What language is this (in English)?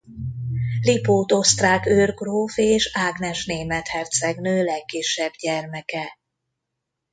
Hungarian